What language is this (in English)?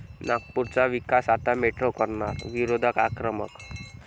Marathi